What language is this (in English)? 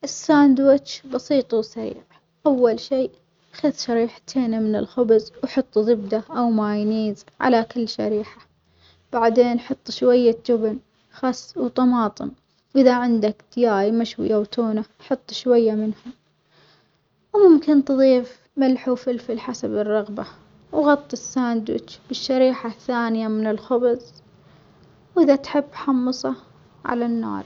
Omani Arabic